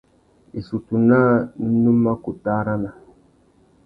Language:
Tuki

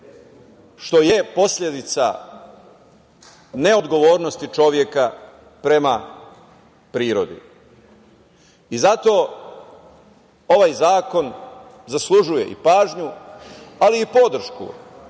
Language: Serbian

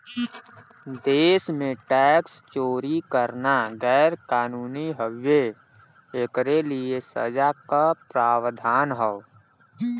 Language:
Bhojpuri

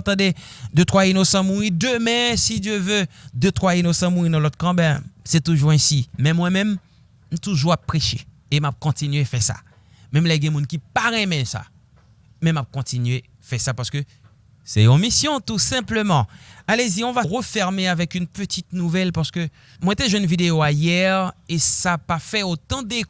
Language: French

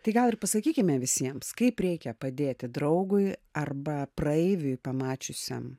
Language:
Lithuanian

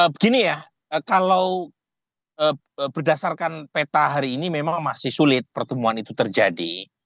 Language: Indonesian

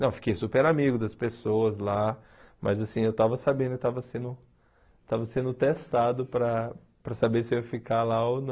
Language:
Portuguese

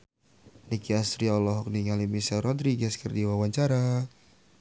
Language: Sundanese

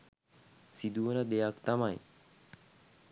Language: Sinhala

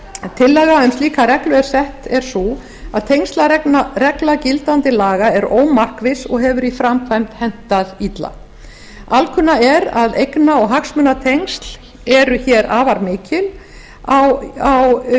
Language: Icelandic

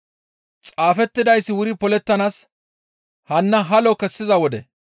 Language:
Gamo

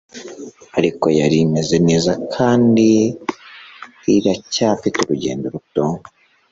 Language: Kinyarwanda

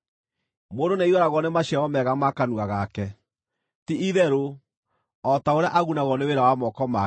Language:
Kikuyu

